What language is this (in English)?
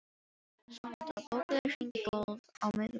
Icelandic